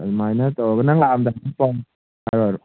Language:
Manipuri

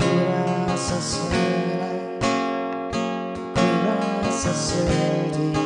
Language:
Indonesian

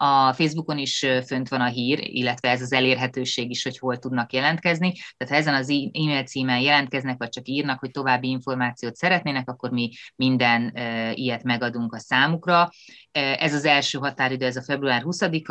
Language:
Hungarian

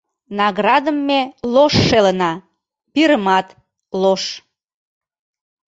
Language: Mari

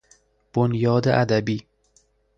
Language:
Persian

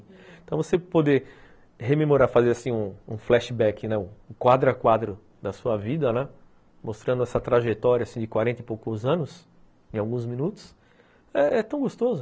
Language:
Portuguese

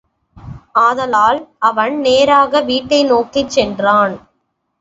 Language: Tamil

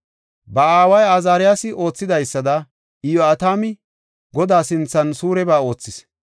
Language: Gofa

